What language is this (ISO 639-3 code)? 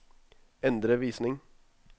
nor